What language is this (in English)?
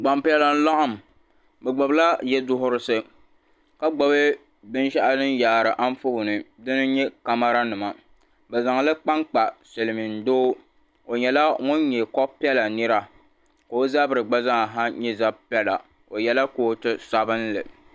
Dagbani